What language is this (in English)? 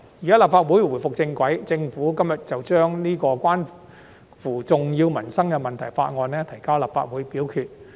Cantonese